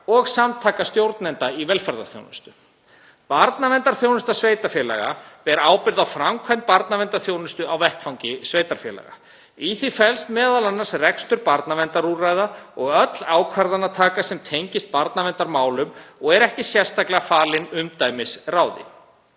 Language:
Icelandic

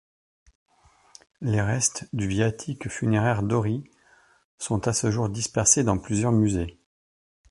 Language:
French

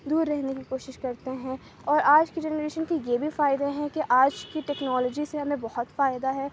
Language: Urdu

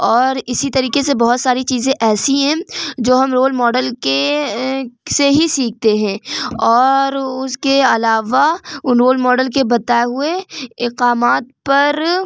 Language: Urdu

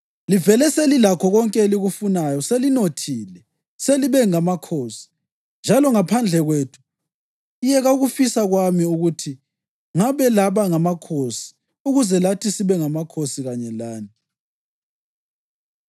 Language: North Ndebele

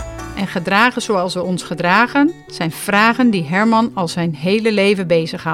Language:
Dutch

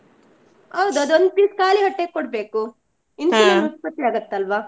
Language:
Kannada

